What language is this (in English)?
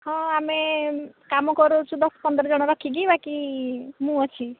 Odia